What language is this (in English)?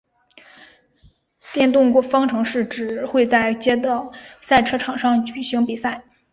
Chinese